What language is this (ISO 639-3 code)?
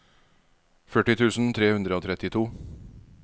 nor